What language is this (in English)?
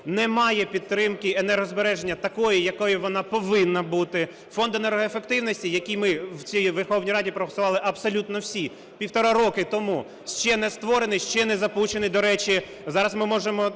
Ukrainian